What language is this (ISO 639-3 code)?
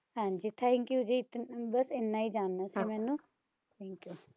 pan